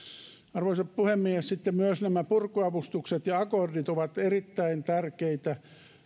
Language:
Finnish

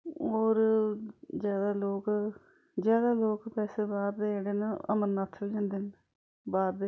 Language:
Dogri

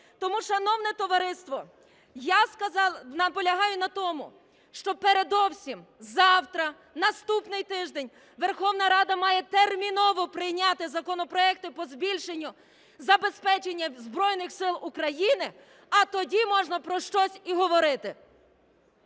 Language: Ukrainian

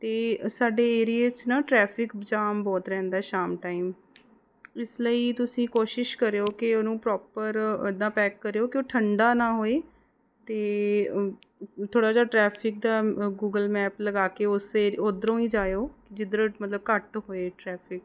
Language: Punjabi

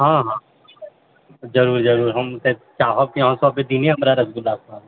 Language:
Maithili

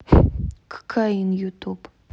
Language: Russian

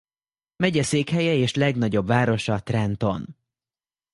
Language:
Hungarian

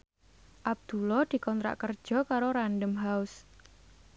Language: Javanese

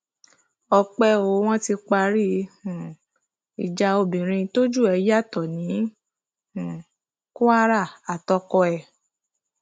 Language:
Yoruba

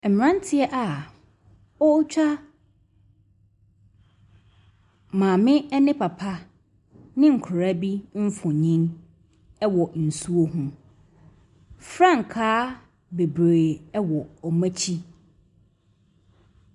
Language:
Akan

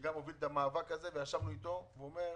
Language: Hebrew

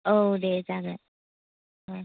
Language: Bodo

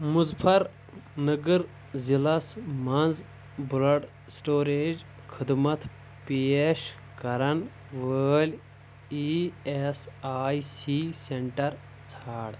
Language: Kashmiri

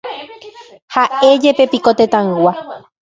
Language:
Guarani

